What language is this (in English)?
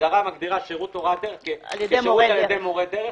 Hebrew